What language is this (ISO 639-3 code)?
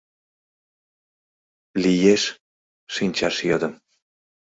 chm